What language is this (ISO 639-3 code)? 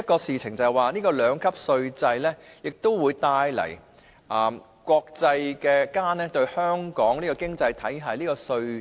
yue